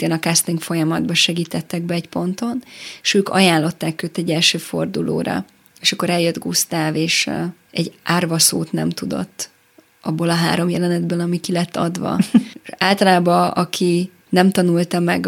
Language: Hungarian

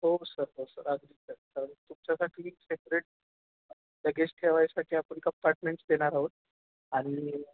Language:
Marathi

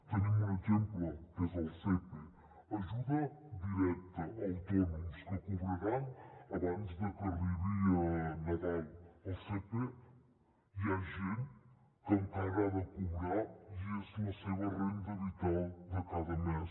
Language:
Catalan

